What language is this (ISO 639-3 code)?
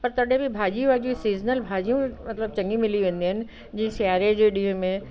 snd